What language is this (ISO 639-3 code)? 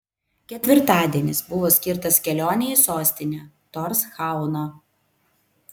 lit